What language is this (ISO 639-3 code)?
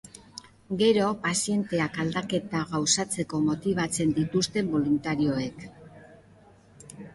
eus